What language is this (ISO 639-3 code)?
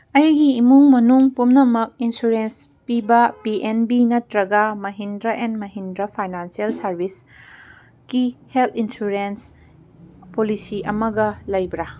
mni